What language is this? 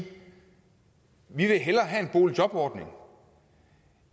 Danish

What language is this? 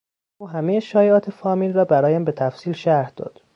Persian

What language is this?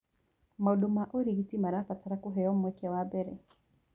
Kikuyu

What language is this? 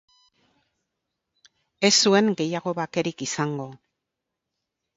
Basque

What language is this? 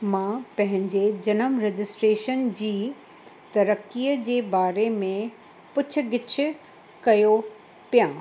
Sindhi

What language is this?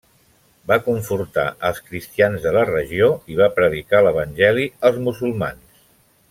Catalan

